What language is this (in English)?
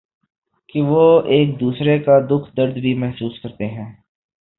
Urdu